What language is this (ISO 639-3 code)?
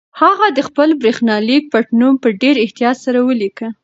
pus